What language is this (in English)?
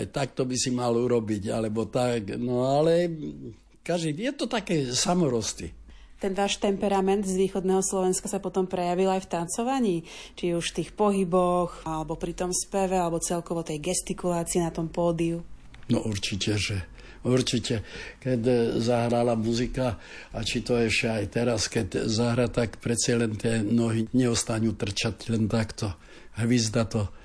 Slovak